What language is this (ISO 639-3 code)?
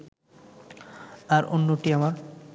ben